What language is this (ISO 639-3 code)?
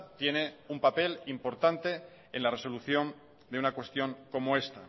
spa